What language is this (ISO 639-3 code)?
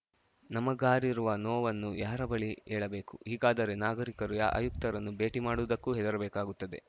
kan